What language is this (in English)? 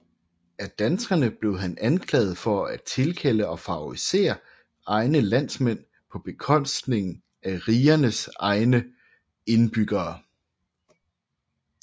Danish